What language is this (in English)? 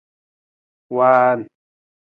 Nawdm